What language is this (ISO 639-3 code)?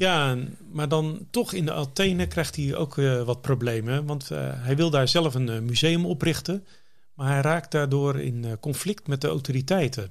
nld